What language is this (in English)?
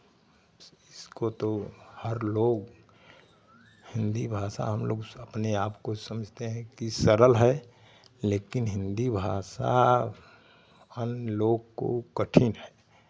Hindi